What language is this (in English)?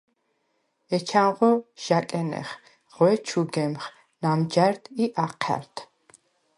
Svan